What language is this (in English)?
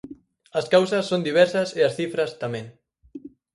Galician